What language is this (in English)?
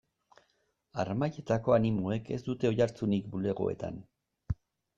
Basque